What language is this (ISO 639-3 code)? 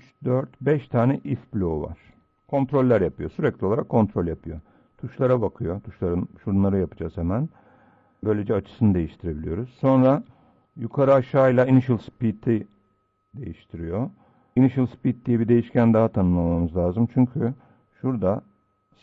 tur